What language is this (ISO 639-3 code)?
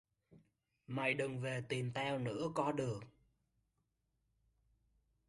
vie